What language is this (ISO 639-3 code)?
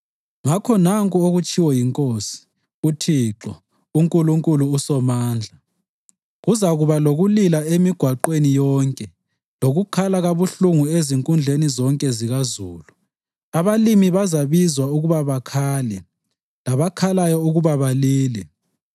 nde